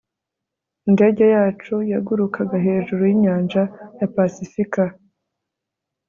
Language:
Kinyarwanda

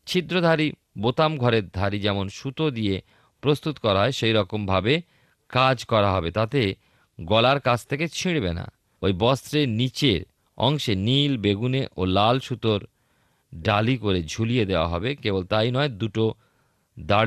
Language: Bangla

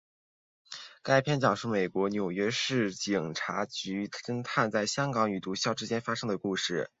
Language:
Chinese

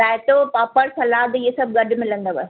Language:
Sindhi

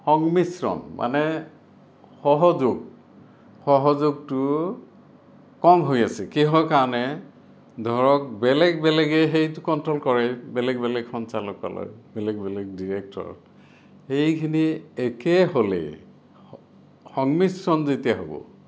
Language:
Assamese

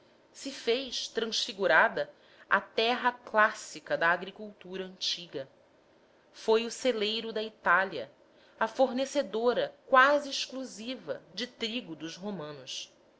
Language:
Portuguese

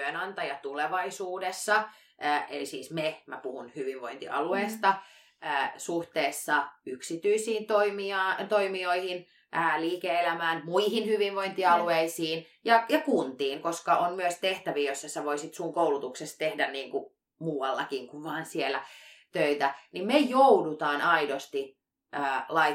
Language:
Finnish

